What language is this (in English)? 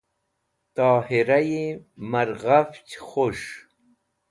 Wakhi